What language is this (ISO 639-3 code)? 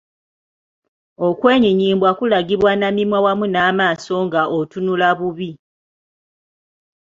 lug